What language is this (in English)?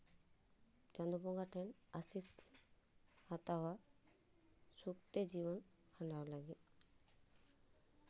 Santali